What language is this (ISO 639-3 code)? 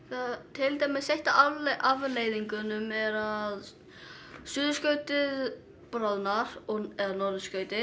isl